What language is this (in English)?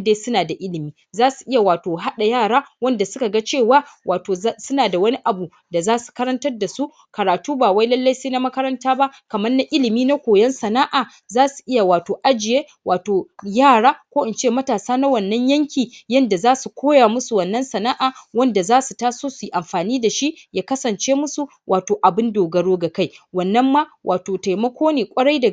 Hausa